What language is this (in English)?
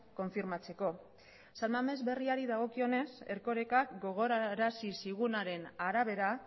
Basque